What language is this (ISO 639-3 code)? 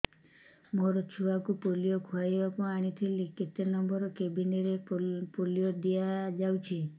ori